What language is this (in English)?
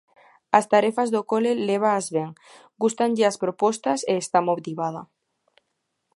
Galician